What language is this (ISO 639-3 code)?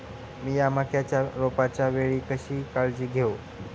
mar